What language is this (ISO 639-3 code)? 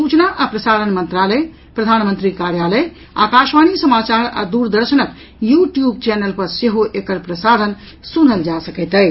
mai